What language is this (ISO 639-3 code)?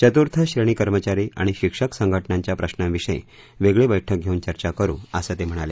mar